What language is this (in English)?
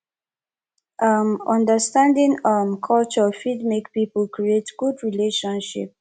Nigerian Pidgin